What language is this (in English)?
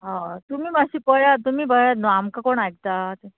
Konkani